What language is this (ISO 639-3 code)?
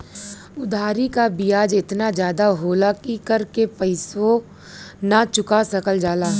bho